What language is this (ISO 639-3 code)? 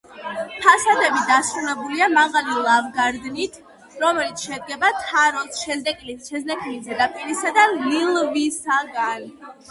kat